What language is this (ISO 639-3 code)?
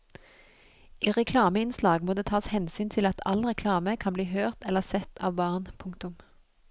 nor